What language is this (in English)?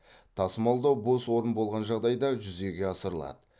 Kazakh